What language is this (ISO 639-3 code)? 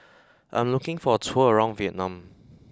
eng